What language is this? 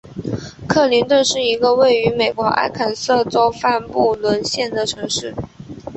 Chinese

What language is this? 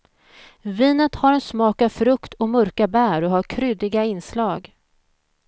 Swedish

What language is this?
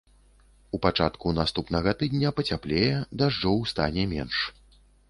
Belarusian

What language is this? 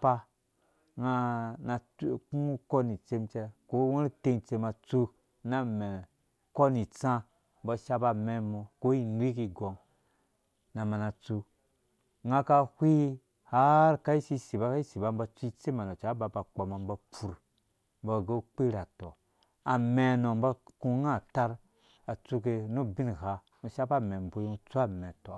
Dũya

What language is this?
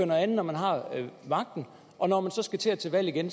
Danish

